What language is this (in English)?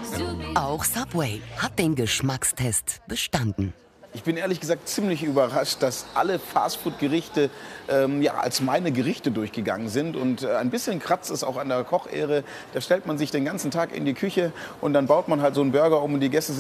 German